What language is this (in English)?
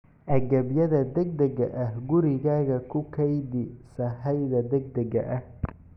Somali